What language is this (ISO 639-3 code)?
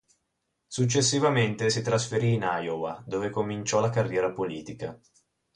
ita